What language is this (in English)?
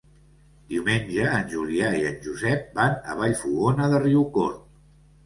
Catalan